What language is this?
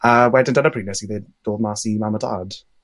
Welsh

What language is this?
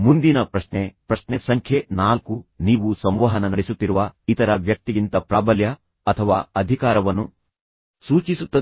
Kannada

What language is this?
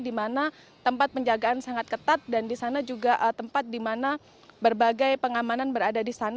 Indonesian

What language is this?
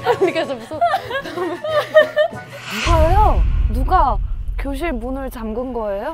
Korean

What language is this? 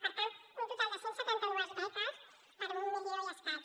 Catalan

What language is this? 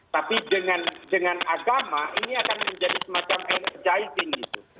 Indonesian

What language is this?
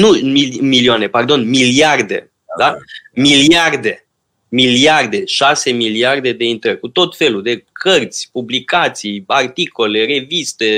Romanian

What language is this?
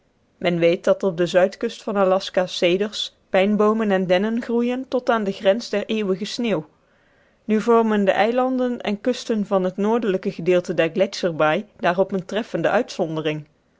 Dutch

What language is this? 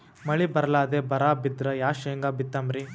Kannada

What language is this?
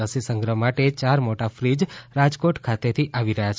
Gujarati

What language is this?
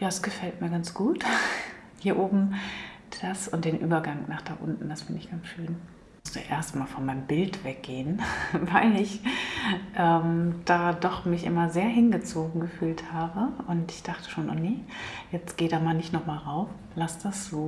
German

